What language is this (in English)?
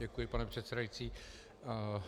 Czech